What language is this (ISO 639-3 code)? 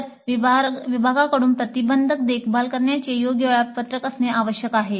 mar